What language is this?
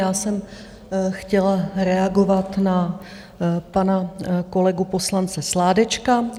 Czech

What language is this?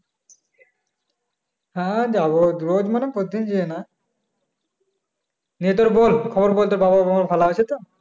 Bangla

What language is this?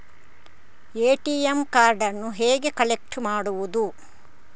Kannada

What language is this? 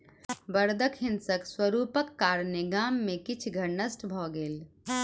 Maithili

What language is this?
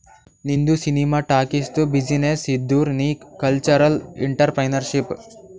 Kannada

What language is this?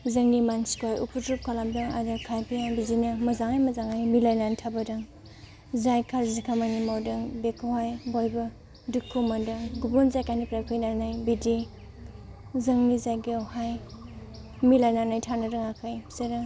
Bodo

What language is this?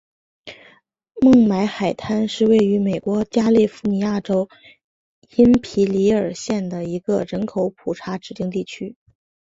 Chinese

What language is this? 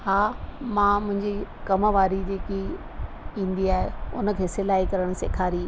Sindhi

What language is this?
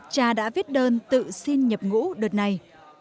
Vietnamese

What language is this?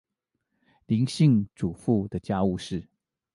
Chinese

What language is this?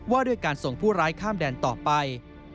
Thai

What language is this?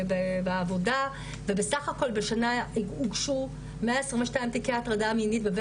Hebrew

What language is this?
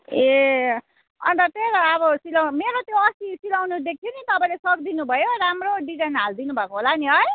Nepali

